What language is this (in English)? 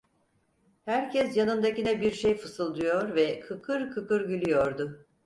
Turkish